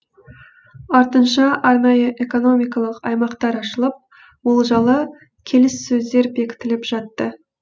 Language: Kazakh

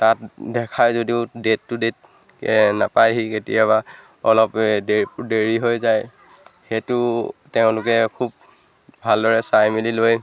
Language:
Assamese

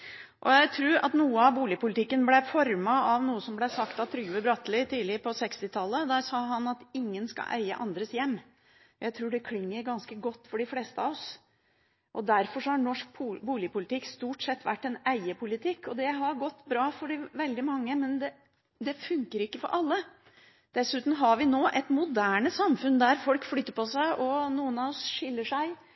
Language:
Norwegian Bokmål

